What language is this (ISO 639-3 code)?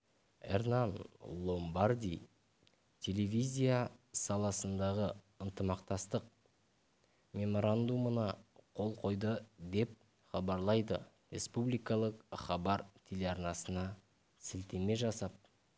kaz